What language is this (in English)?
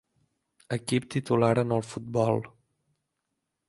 Catalan